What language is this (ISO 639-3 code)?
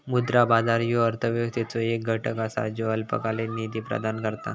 mar